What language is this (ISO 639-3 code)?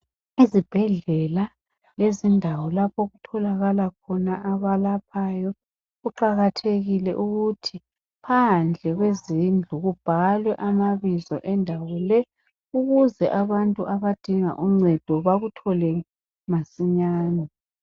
nde